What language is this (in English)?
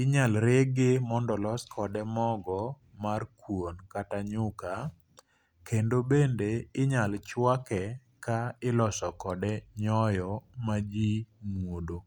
Luo (Kenya and Tanzania)